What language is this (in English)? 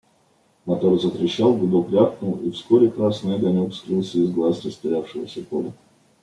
Russian